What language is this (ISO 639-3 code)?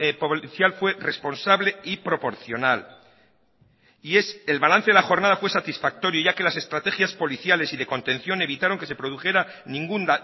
spa